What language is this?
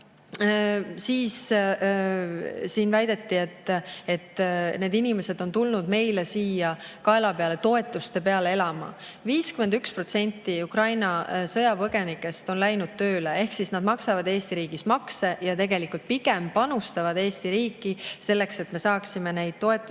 Estonian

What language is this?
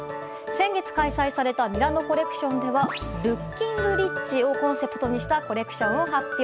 Japanese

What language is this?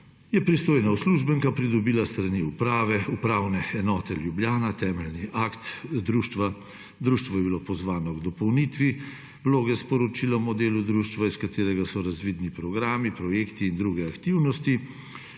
Slovenian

